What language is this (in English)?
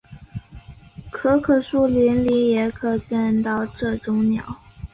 Chinese